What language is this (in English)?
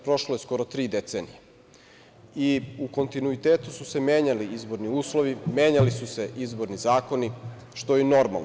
Serbian